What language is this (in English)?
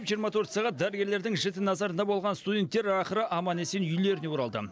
Kazakh